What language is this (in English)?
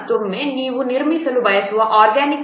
Kannada